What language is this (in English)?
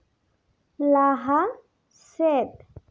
Santali